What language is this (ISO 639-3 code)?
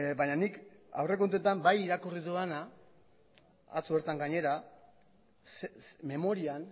eus